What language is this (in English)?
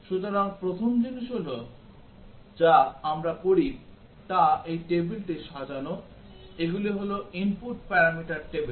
Bangla